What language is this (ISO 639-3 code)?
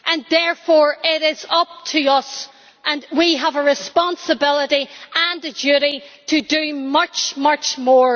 eng